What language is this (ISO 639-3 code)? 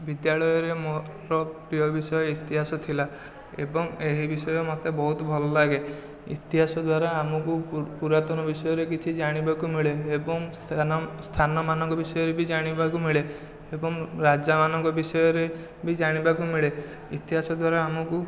ori